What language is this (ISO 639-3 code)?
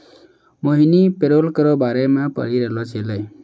mai